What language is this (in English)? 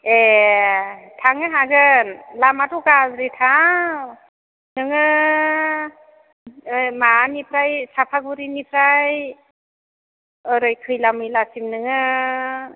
Bodo